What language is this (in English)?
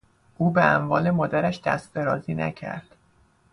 Persian